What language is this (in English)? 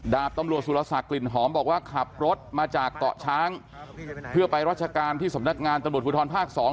Thai